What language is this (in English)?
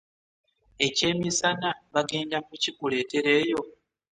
Ganda